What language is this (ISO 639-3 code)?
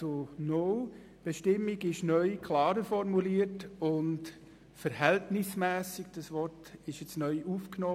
gsw